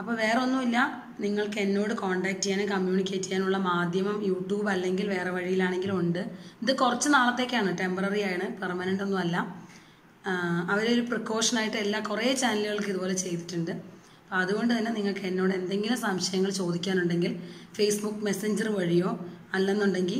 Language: Malayalam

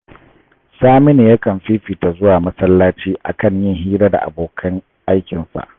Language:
Hausa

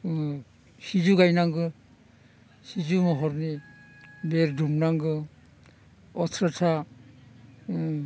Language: Bodo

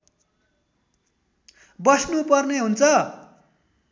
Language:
Nepali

